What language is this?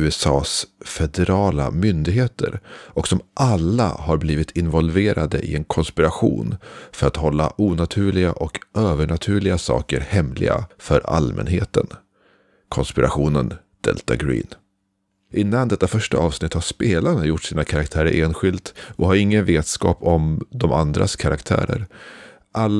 Swedish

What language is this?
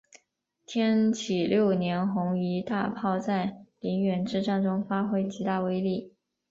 Chinese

